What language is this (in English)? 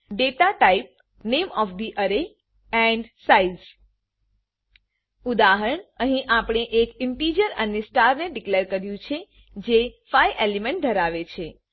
Gujarati